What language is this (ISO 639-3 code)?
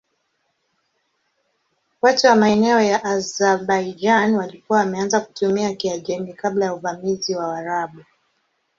swa